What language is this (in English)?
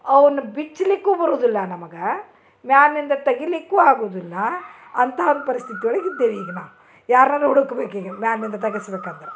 Kannada